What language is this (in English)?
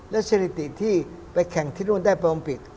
Thai